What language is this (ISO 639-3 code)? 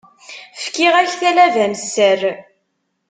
kab